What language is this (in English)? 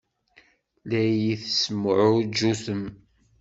Kabyle